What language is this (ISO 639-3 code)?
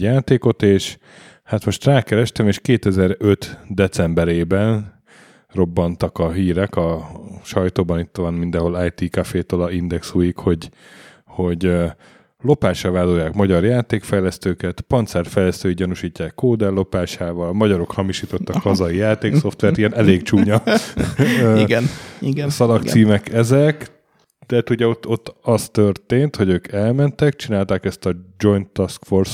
hun